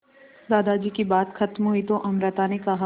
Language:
Hindi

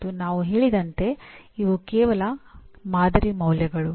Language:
Kannada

